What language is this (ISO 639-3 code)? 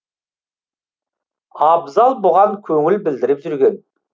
kaz